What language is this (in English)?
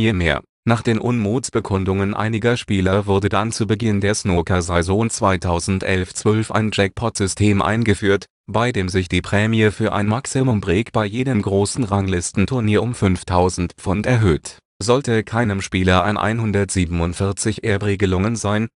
German